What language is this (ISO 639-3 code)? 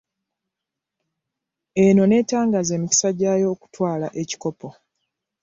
lug